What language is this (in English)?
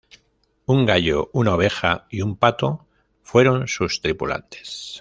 Spanish